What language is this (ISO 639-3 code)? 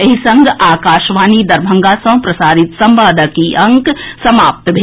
mai